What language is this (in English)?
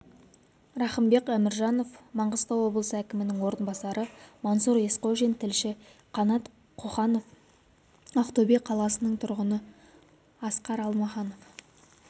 Kazakh